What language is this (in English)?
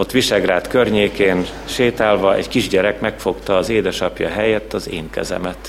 Hungarian